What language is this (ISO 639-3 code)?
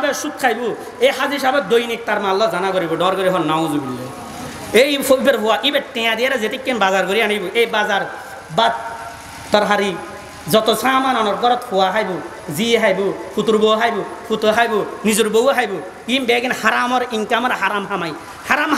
ind